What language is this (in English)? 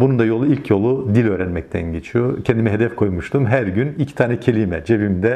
Turkish